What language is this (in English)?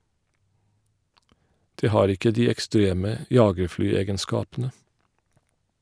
Norwegian